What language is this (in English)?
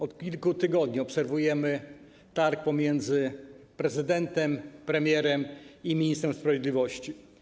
Polish